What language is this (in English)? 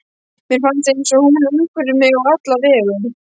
Icelandic